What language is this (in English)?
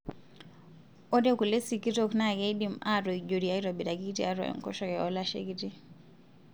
Masai